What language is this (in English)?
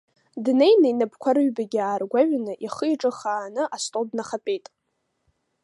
Abkhazian